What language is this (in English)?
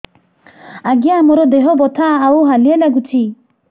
Odia